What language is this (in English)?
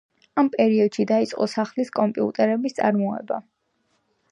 Georgian